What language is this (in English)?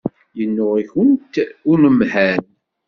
Kabyle